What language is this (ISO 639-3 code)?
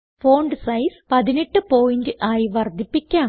mal